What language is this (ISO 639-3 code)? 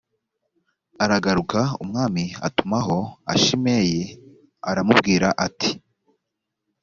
kin